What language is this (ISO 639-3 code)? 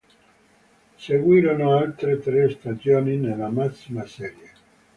ita